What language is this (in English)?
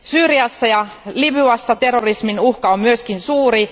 Finnish